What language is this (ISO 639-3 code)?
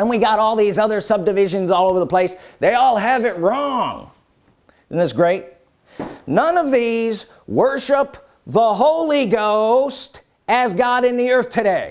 eng